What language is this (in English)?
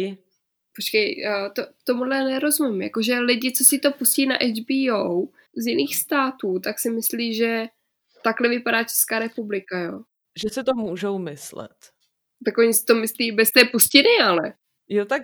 Czech